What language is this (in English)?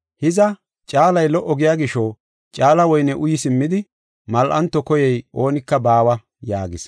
Gofa